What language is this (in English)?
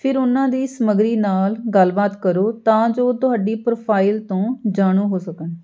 Punjabi